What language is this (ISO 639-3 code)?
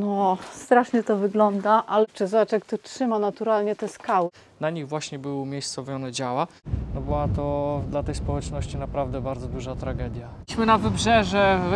pol